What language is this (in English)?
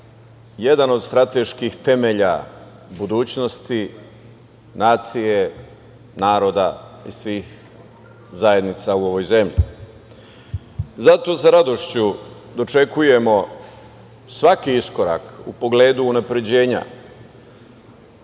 Serbian